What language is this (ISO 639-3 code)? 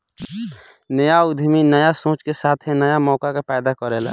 bho